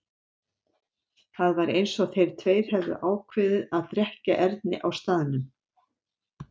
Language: Icelandic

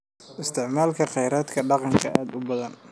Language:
Somali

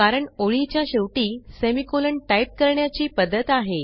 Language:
Marathi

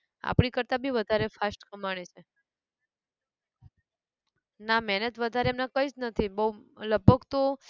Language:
Gujarati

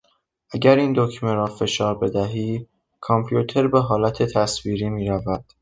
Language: Persian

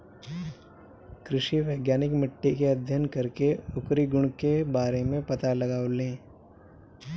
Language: Bhojpuri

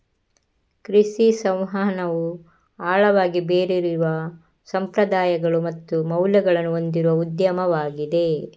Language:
Kannada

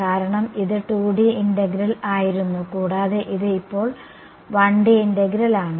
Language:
Malayalam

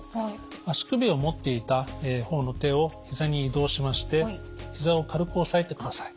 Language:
Japanese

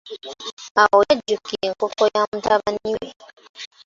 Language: Ganda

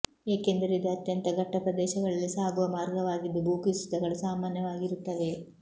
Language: Kannada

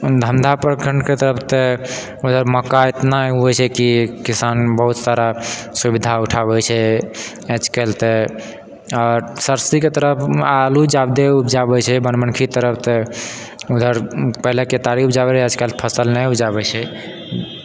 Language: Maithili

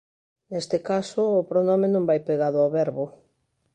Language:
Galician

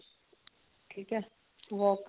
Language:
Punjabi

